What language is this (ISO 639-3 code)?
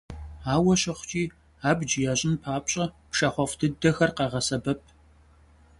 kbd